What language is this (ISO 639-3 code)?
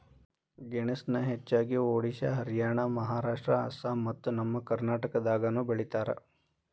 kan